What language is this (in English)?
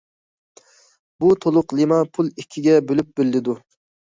Uyghur